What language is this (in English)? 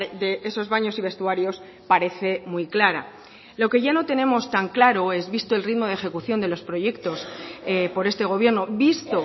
Spanish